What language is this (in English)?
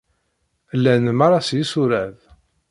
Kabyle